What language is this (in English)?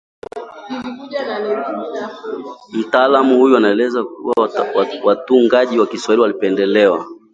Swahili